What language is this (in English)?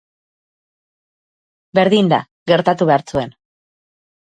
Basque